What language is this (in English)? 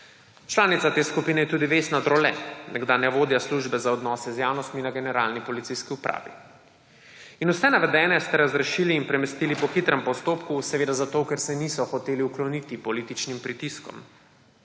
Slovenian